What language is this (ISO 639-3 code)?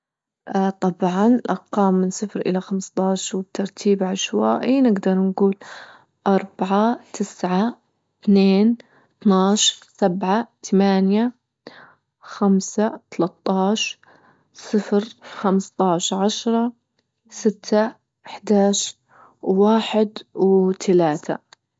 ayl